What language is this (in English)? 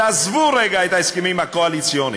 Hebrew